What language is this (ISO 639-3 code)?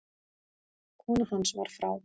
isl